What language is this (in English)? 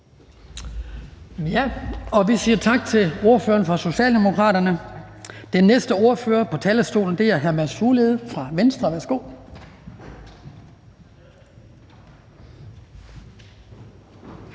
Danish